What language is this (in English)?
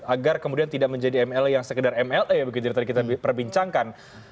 Indonesian